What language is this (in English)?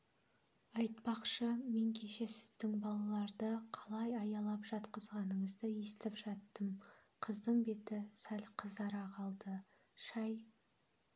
Kazakh